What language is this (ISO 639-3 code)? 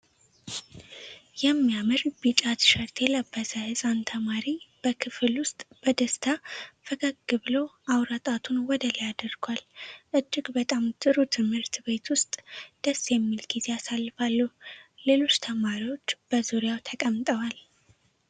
amh